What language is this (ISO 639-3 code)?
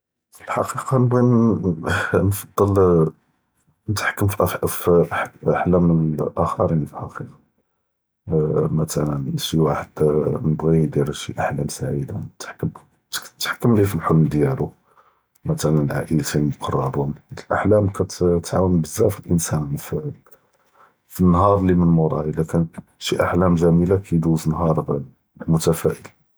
jrb